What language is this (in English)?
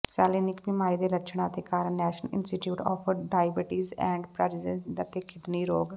Punjabi